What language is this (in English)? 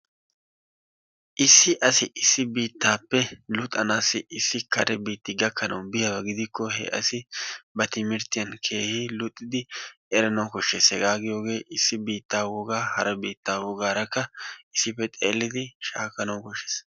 Wolaytta